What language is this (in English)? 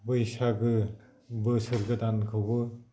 Bodo